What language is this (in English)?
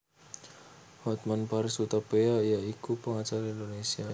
Javanese